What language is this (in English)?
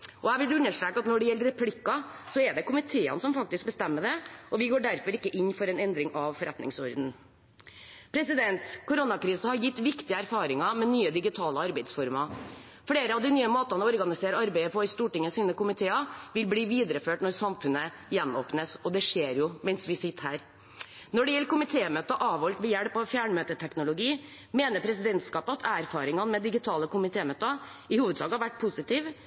Norwegian Bokmål